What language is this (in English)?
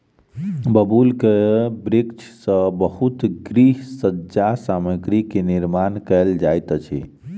Maithili